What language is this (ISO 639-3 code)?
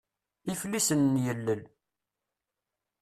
kab